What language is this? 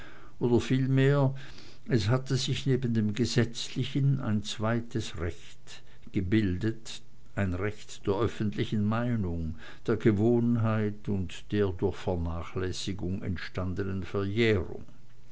German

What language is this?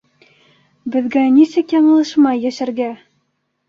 Bashkir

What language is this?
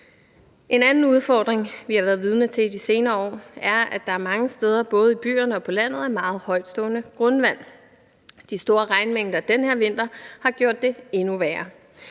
Danish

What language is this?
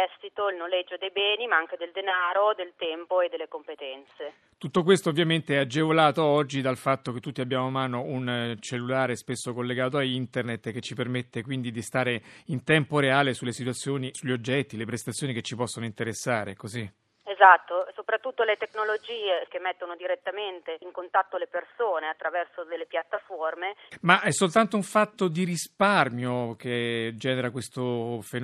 Italian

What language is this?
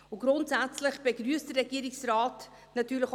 Swiss German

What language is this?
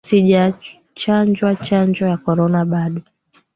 Swahili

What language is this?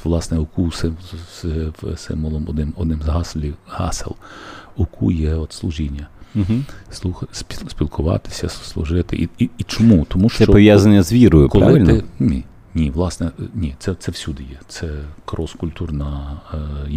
Ukrainian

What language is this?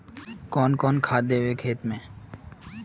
Magahi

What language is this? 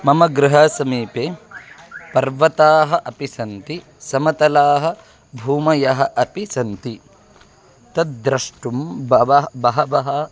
Sanskrit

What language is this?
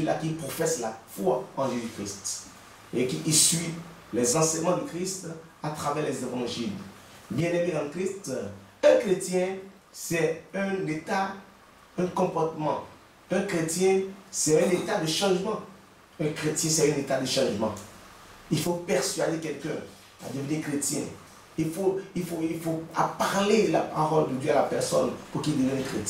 French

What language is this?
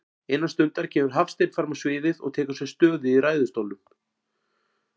Icelandic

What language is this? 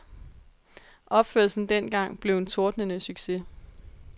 Danish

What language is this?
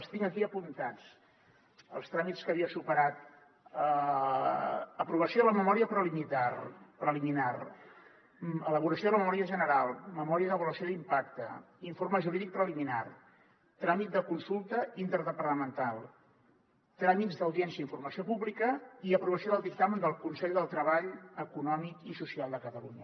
Catalan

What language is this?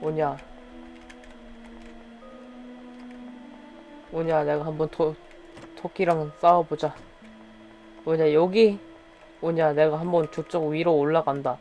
Korean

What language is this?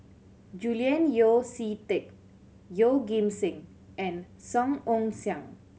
English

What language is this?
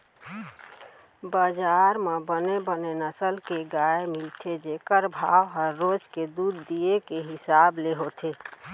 Chhattisgarhi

